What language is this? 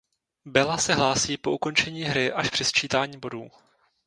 Czech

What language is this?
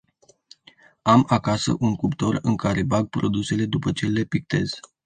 Romanian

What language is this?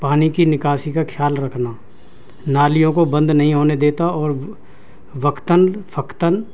Urdu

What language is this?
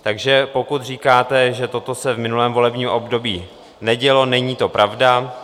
Czech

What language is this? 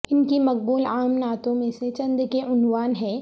Urdu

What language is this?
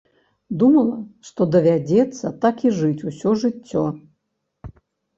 Belarusian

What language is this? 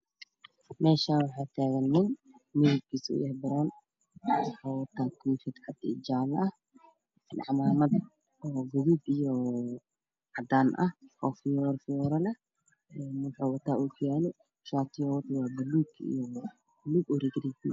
Somali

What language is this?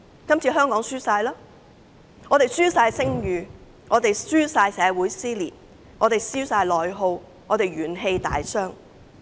Cantonese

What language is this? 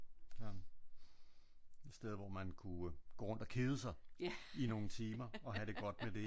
Danish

